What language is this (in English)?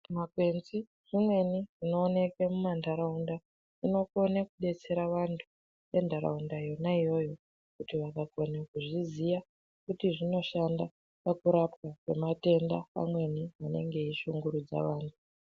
Ndau